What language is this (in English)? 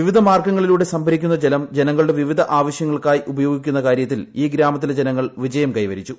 Malayalam